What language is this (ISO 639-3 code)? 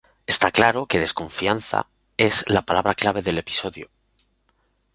spa